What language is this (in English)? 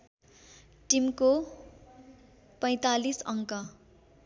Nepali